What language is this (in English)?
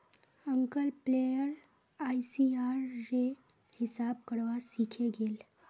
Magahi